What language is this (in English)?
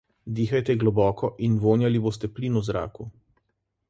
Slovenian